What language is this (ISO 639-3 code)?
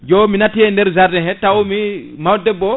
ful